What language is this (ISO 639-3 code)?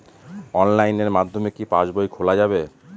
ben